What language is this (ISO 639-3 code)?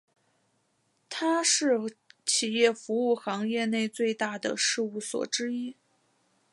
zho